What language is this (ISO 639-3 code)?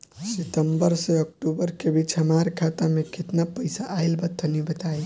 bho